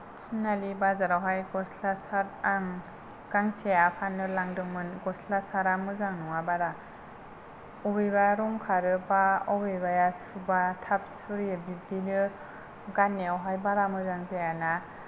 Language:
Bodo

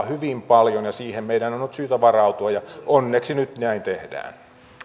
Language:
Finnish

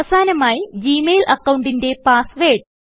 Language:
Malayalam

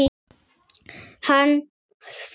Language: Icelandic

